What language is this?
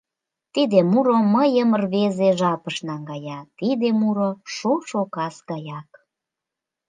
Mari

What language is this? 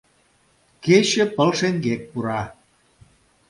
Mari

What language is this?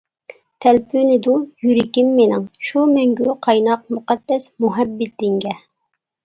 Uyghur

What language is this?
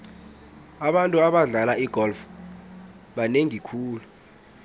South Ndebele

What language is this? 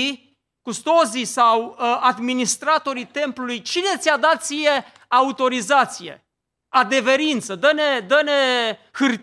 Romanian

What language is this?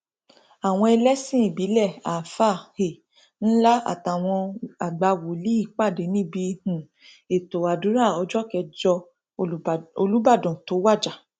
Yoruba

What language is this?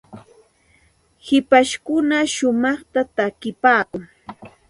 Santa Ana de Tusi Pasco Quechua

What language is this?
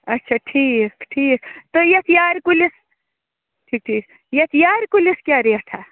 Kashmiri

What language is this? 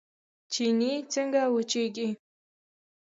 Pashto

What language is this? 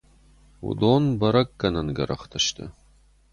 Ossetic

